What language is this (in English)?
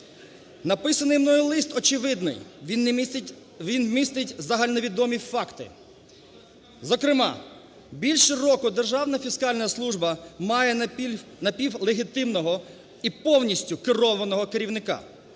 Ukrainian